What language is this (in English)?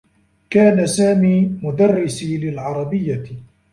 Arabic